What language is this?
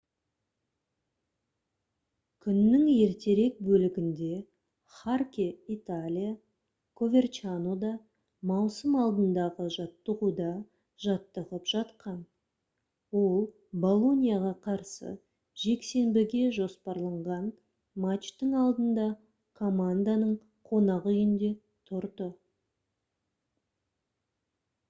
Kazakh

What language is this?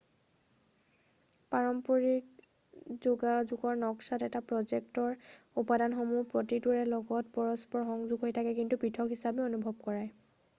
Assamese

